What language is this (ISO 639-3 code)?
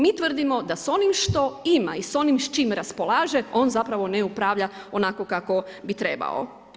hrv